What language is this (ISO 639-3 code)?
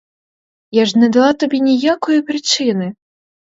ukr